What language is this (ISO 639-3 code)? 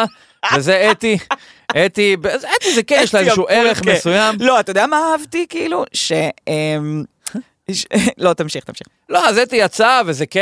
heb